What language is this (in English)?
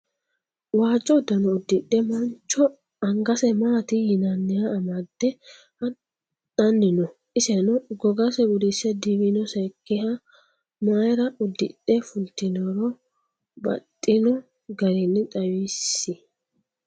Sidamo